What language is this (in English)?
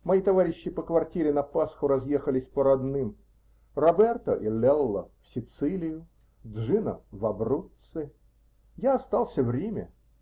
Russian